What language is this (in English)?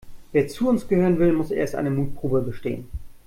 German